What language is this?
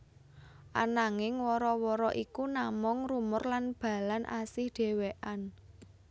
Javanese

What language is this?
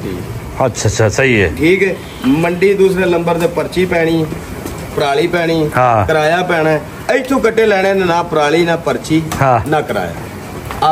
Punjabi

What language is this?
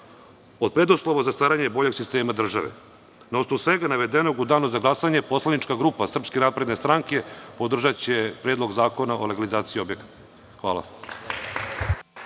Serbian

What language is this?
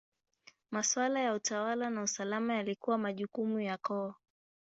Swahili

